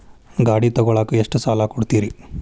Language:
Kannada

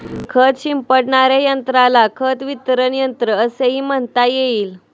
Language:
Marathi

